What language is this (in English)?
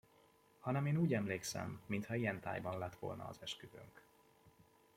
Hungarian